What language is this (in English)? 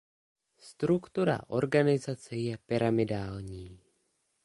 Czech